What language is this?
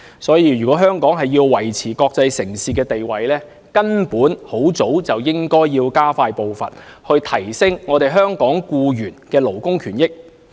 Cantonese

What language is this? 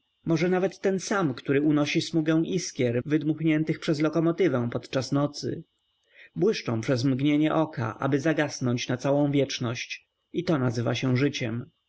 Polish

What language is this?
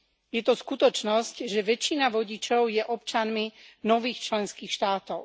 Slovak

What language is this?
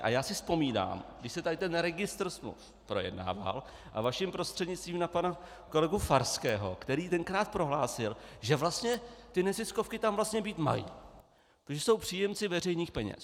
Czech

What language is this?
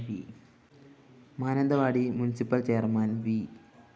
Malayalam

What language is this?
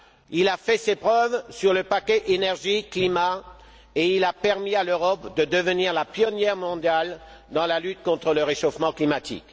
French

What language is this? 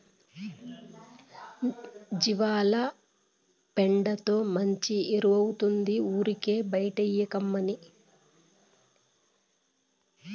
Telugu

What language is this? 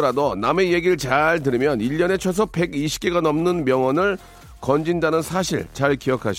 Korean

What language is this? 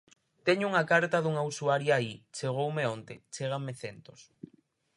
Galician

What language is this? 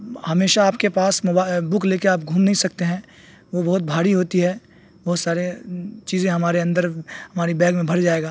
Urdu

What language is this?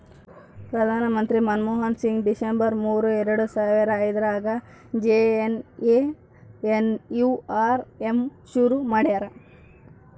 Kannada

